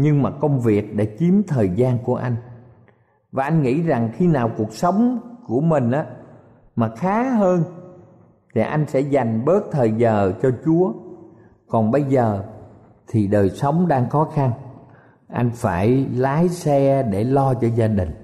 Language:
Vietnamese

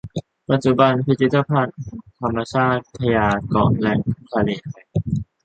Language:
Thai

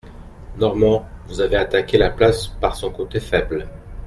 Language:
French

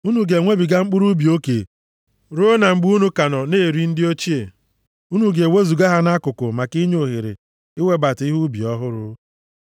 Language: Igbo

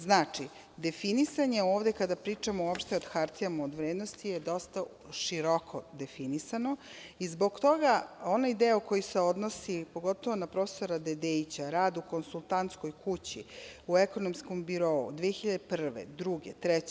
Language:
Serbian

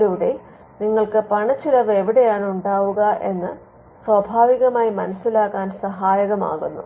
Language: Malayalam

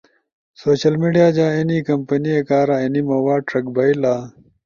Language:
Ushojo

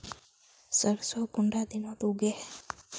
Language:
Magahi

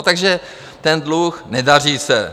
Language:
Czech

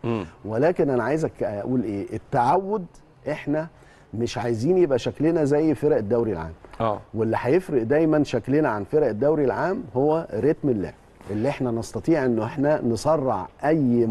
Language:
Arabic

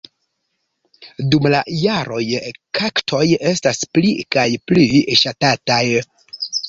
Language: Esperanto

